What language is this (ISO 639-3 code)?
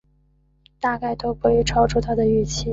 zho